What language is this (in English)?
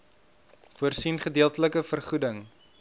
Afrikaans